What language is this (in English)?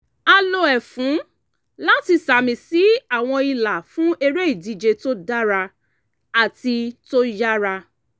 Yoruba